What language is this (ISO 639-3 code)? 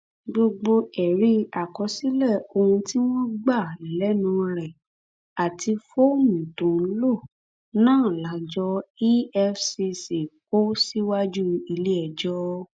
yor